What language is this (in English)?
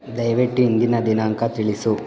Kannada